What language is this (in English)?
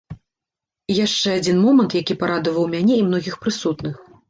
Belarusian